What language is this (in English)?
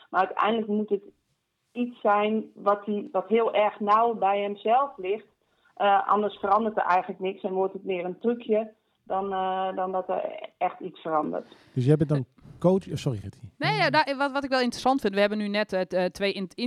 Dutch